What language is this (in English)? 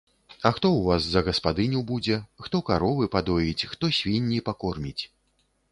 Belarusian